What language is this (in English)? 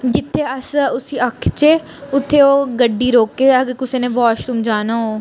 Dogri